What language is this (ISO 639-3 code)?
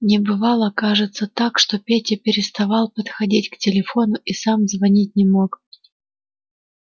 rus